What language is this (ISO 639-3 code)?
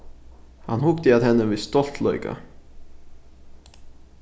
fao